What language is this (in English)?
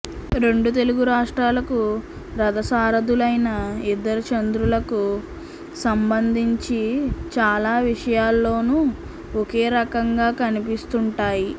Telugu